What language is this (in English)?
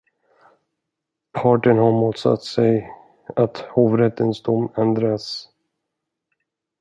Swedish